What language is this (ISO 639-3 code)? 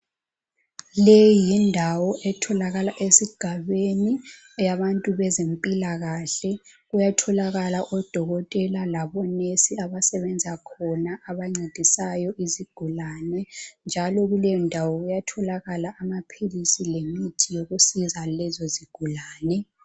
nde